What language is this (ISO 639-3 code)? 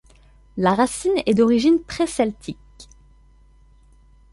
fra